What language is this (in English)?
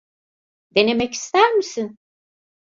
Turkish